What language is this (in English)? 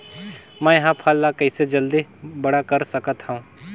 Chhattisgarhi